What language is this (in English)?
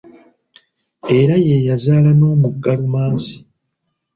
Ganda